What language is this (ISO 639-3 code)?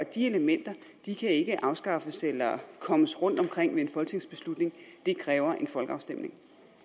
dan